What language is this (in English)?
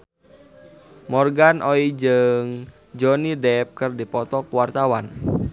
Sundanese